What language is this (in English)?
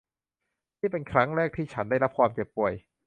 Thai